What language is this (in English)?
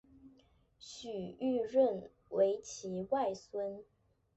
Chinese